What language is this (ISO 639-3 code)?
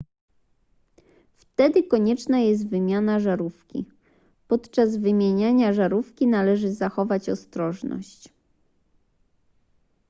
pol